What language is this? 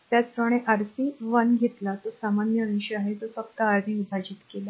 Marathi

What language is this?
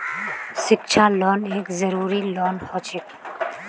Magahi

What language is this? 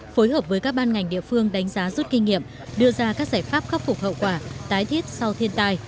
Vietnamese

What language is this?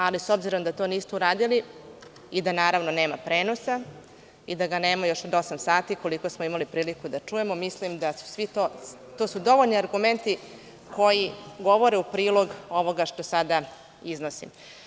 Serbian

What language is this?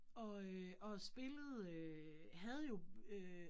Danish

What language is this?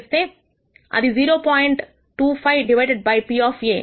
Telugu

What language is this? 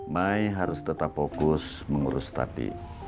Indonesian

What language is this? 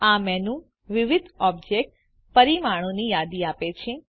Gujarati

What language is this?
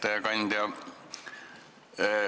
Estonian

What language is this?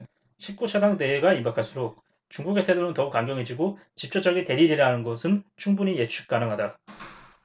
Korean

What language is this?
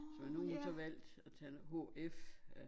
Danish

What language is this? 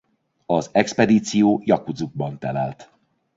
Hungarian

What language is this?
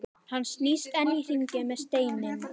Icelandic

